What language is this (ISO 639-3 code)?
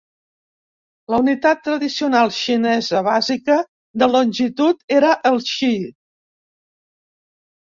cat